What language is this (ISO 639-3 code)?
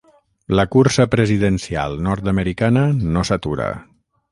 cat